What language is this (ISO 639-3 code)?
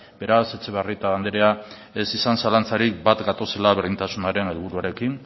eus